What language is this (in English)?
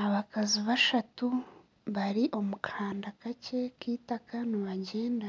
Nyankole